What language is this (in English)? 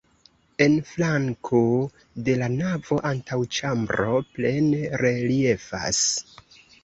Esperanto